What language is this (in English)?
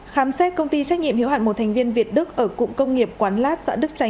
Vietnamese